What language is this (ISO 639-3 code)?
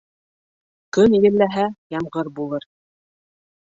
bak